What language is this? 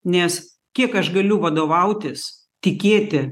Lithuanian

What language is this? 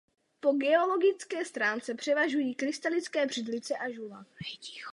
Czech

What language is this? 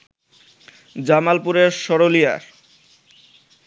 Bangla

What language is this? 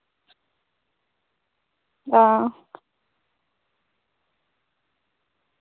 Dogri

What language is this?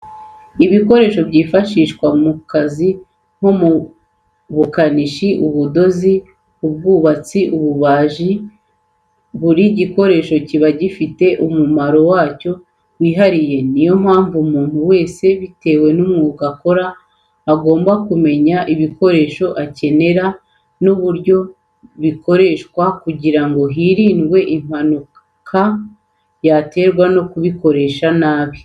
Kinyarwanda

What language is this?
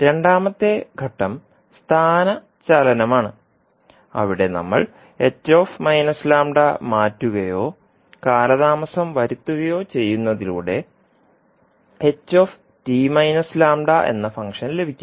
Malayalam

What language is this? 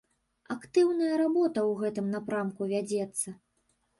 Belarusian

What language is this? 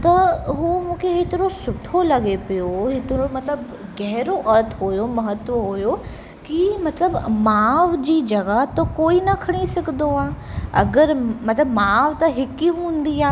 Sindhi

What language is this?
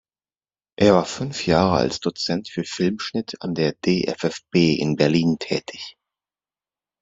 German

